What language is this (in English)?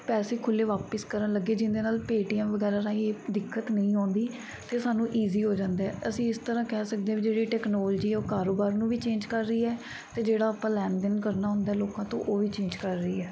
Punjabi